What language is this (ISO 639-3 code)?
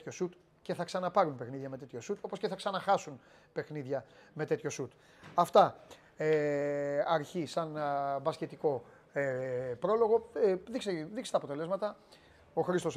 ell